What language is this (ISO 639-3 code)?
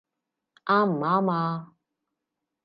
yue